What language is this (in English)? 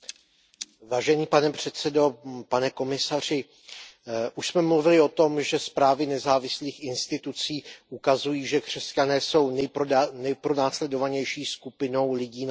Czech